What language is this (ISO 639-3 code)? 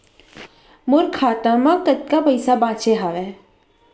hne